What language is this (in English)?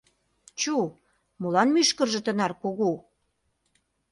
Mari